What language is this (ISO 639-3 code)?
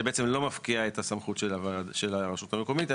heb